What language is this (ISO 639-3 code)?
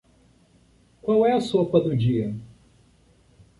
por